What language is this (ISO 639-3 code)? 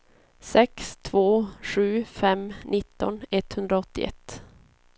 swe